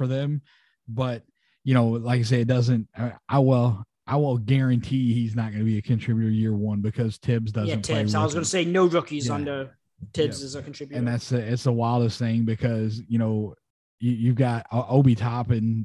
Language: English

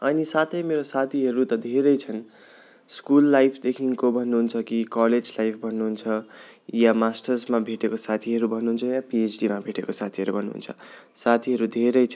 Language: Nepali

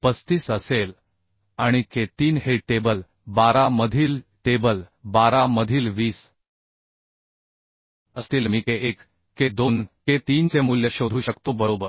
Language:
Marathi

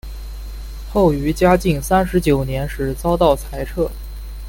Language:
Chinese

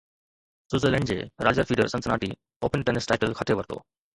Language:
Sindhi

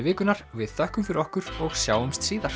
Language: Icelandic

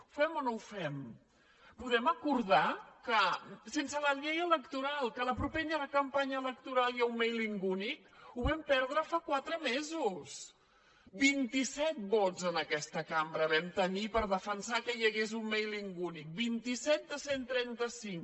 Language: Catalan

